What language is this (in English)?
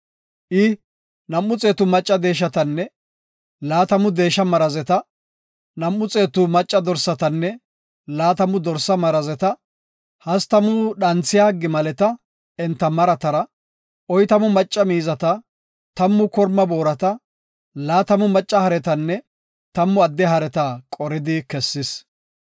Gofa